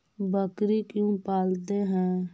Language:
Magahi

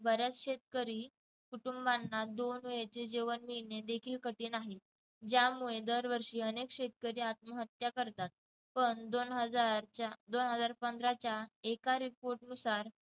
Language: Marathi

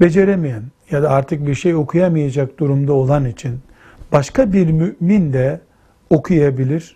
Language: Turkish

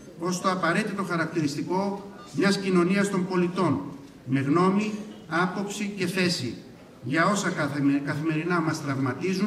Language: Greek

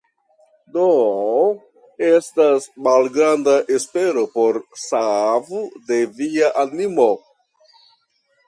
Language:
Esperanto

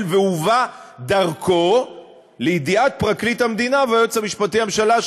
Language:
Hebrew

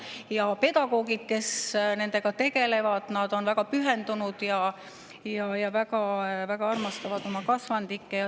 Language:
Estonian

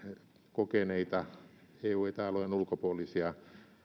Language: Finnish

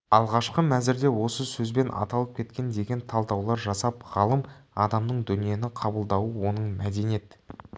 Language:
Kazakh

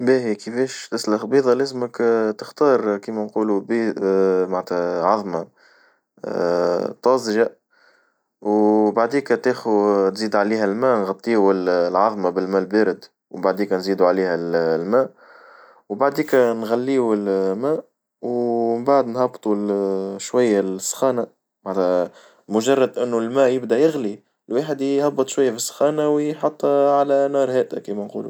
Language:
Tunisian Arabic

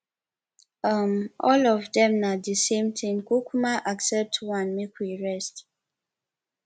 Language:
Nigerian Pidgin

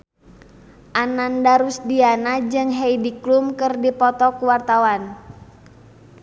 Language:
Sundanese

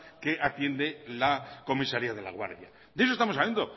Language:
Spanish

